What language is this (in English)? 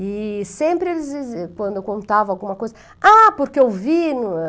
Portuguese